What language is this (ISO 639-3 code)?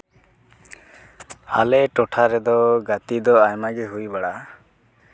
sat